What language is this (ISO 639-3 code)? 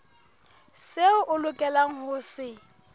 sot